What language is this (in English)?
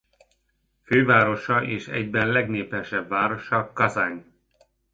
Hungarian